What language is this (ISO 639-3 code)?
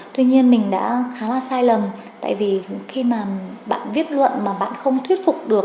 vie